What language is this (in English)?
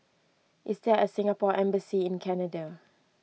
English